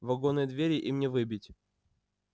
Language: Russian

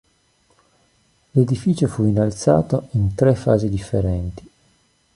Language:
Italian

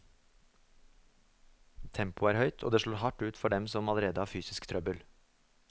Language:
Norwegian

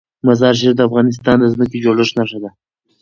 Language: Pashto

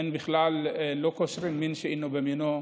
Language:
Hebrew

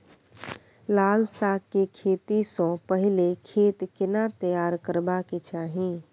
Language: Maithili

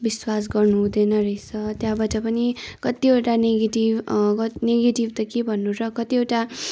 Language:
Nepali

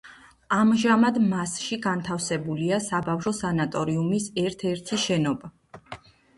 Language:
Georgian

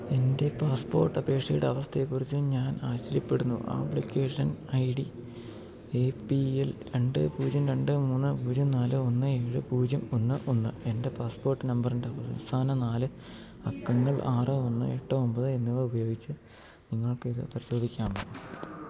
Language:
Malayalam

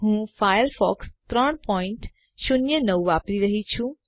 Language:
Gujarati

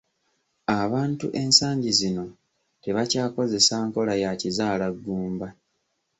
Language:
Ganda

